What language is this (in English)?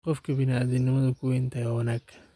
Somali